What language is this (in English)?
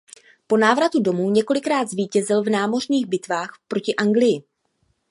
Czech